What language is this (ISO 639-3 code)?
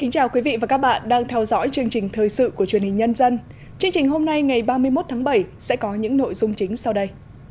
vie